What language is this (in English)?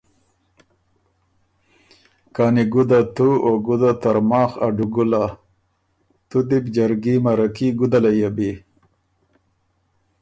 Ormuri